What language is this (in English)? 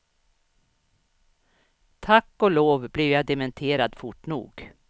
Swedish